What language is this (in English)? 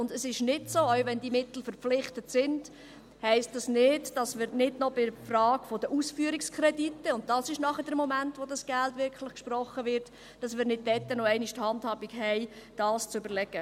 Swiss German